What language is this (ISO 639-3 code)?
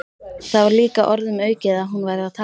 isl